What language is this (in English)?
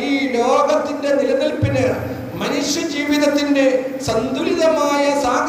Arabic